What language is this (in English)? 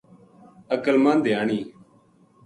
Gujari